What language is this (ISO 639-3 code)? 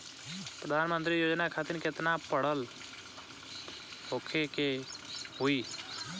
bho